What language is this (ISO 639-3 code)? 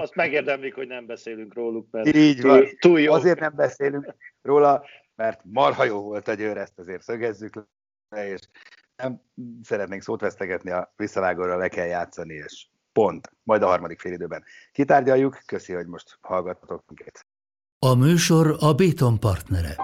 hun